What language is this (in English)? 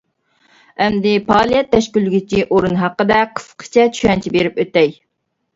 Uyghur